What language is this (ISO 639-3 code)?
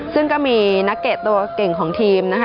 tha